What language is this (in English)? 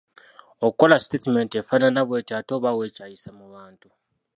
Ganda